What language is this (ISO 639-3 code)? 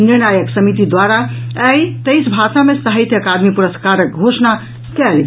mai